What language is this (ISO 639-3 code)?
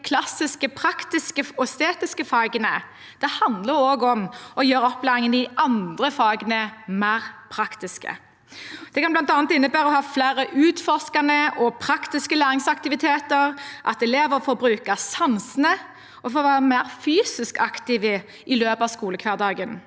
nor